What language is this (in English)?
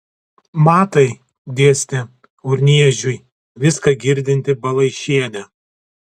Lithuanian